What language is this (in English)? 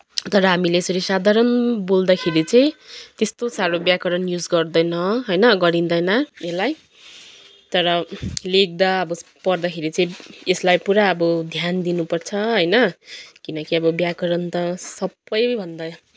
Nepali